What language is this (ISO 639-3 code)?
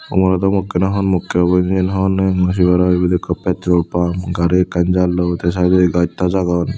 ccp